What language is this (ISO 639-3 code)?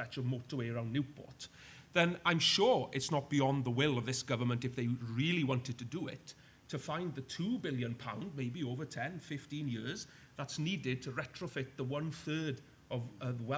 eng